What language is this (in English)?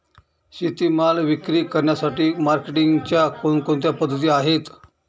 Marathi